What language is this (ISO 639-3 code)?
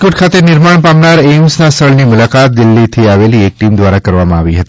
guj